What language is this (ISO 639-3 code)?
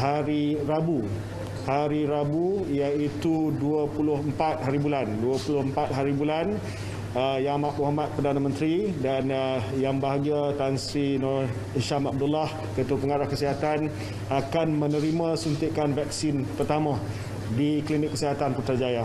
msa